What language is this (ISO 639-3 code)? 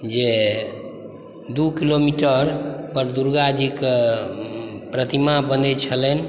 mai